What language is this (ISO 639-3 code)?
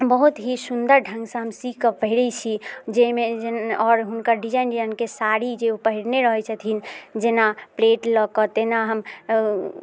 mai